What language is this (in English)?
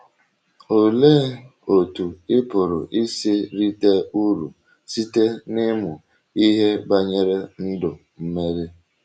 Igbo